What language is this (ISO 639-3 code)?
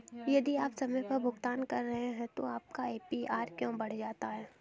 hin